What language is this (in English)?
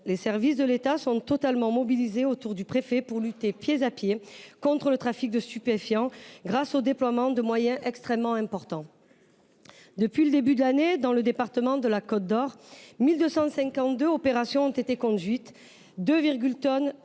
French